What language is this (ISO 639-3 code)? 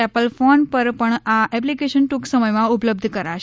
guj